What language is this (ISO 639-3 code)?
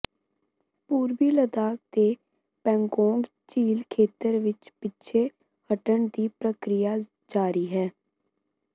pan